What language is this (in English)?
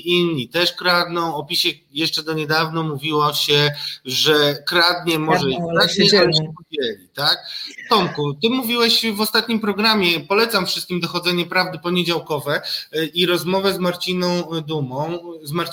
Polish